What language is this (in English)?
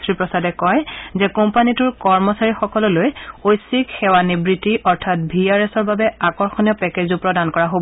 Assamese